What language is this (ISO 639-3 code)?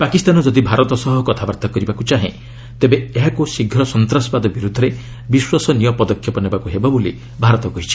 ori